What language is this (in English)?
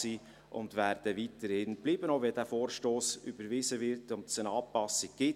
Swiss German